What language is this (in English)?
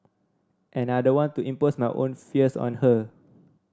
English